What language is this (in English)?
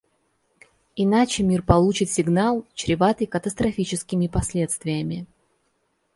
Russian